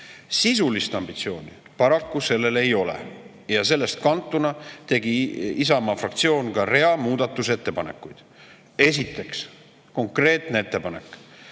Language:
Estonian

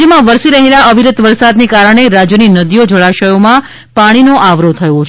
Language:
Gujarati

